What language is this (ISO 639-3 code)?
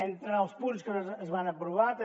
cat